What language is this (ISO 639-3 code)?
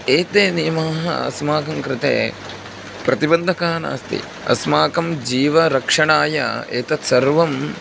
san